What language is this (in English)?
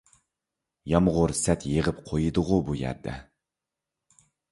Uyghur